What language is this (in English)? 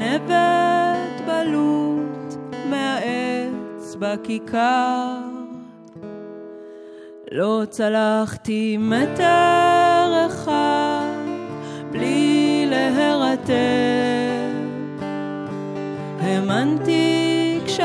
Hebrew